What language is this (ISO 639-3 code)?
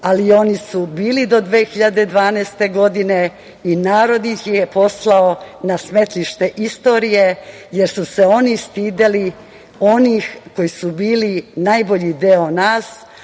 srp